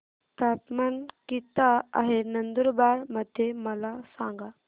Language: Marathi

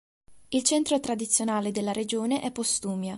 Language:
Italian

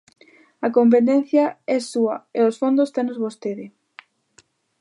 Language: Galician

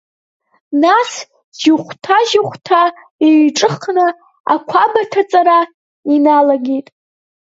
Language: Abkhazian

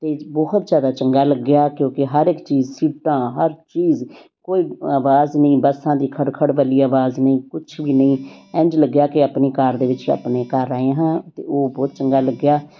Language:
Punjabi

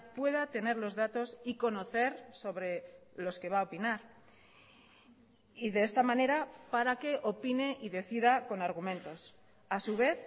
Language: Spanish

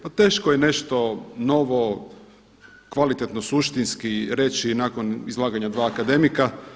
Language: Croatian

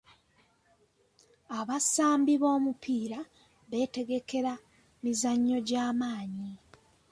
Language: Ganda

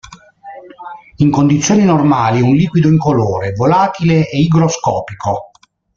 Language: Italian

